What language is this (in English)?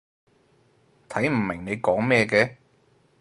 Cantonese